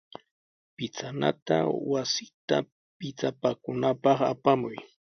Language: Sihuas Ancash Quechua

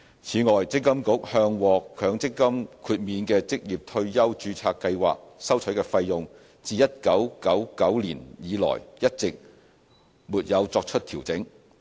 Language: Cantonese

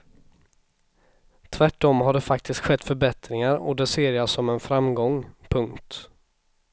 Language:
Swedish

